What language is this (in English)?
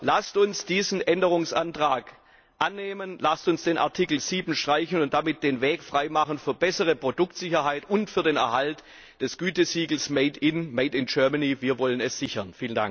German